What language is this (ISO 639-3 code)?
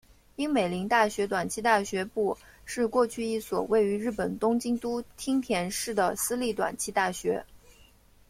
zho